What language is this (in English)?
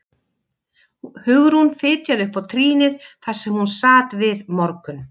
Icelandic